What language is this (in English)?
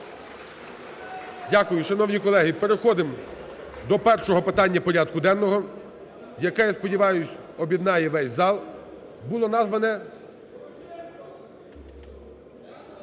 Ukrainian